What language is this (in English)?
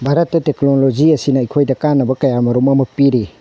Manipuri